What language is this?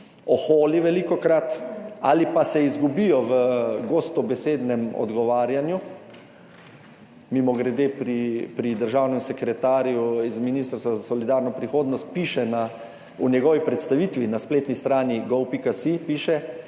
Slovenian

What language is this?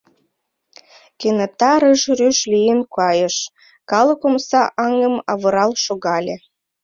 Mari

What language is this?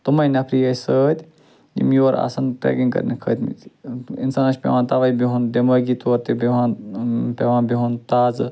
Kashmiri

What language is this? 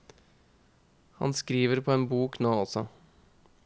Norwegian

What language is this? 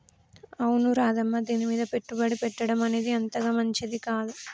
Telugu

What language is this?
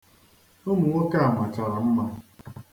Igbo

